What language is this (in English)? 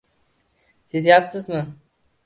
Uzbek